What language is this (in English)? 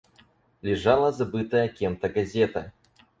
Russian